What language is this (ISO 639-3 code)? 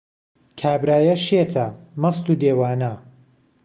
ckb